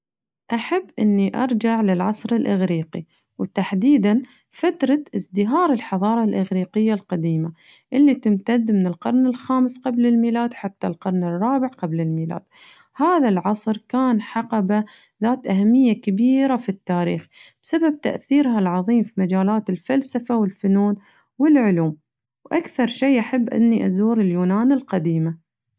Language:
Najdi Arabic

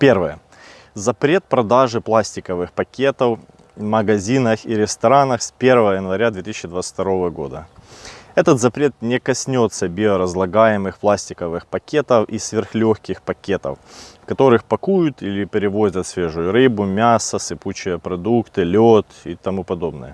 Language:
Russian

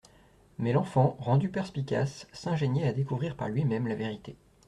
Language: French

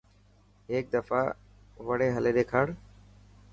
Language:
Dhatki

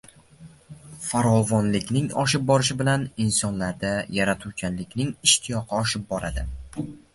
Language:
Uzbek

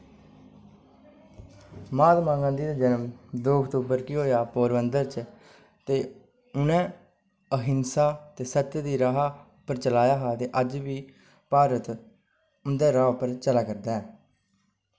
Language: Dogri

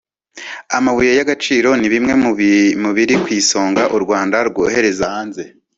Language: Kinyarwanda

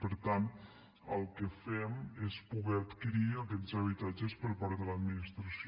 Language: Catalan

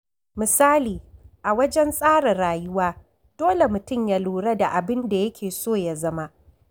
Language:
Hausa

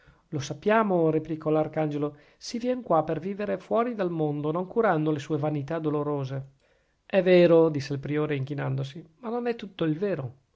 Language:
Italian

